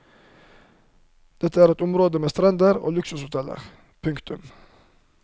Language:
Norwegian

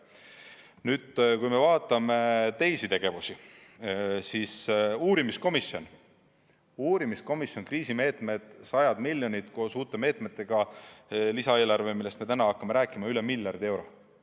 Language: Estonian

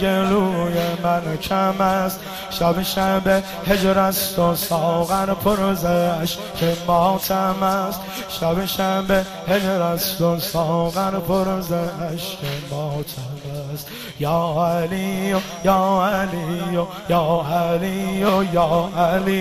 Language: Persian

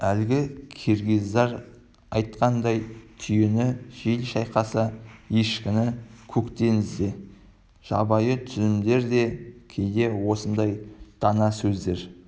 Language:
Kazakh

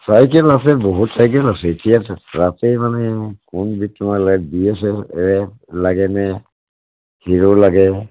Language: Assamese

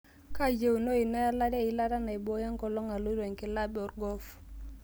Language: Masai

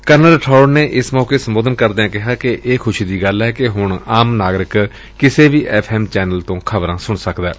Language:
Punjabi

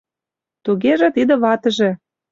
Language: Mari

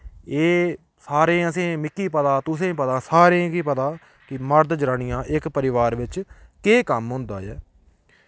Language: Dogri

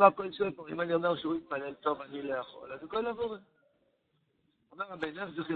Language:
Hebrew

